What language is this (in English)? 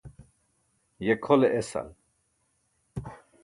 Burushaski